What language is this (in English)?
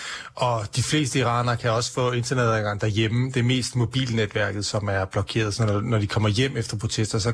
Danish